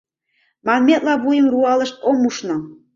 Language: Mari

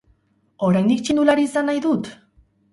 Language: Basque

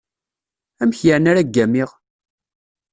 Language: Kabyle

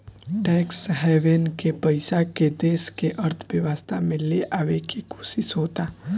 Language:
Bhojpuri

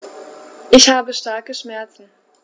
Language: German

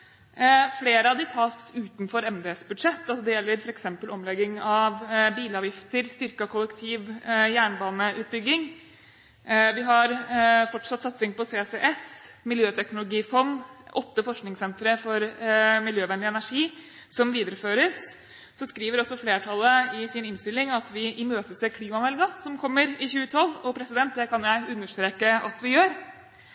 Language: Norwegian Bokmål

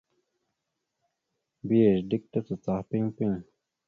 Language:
Mada (Cameroon)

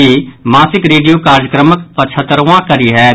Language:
Maithili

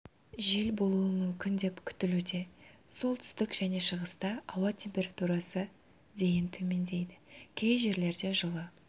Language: Kazakh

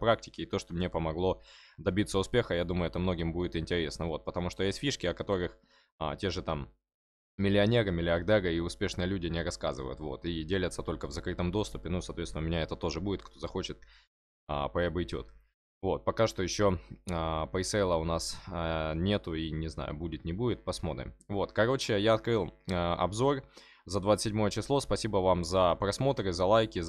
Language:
Russian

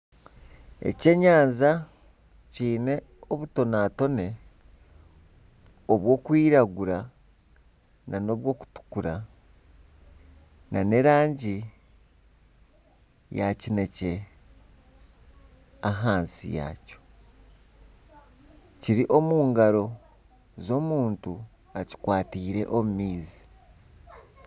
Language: Nyankole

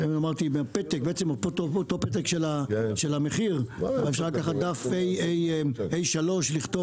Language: Hebrew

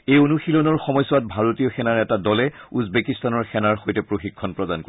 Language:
Assamese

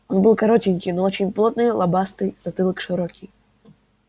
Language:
Russian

